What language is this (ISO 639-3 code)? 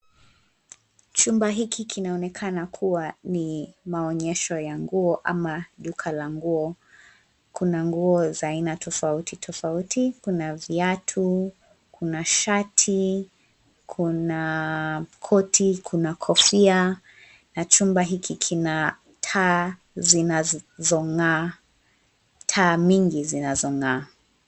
swa